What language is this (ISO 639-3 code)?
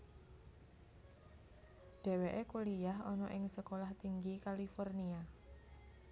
jav